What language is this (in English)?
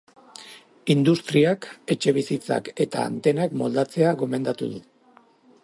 Basque